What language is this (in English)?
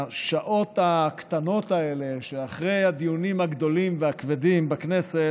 Hebrew